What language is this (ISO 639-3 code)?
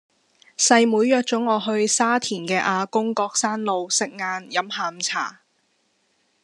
yue